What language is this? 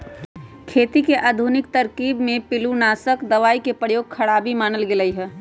Magahi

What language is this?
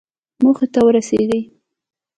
Pashto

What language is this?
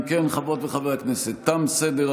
Hebrew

